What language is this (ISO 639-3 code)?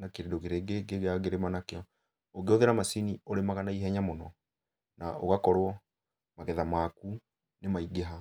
kik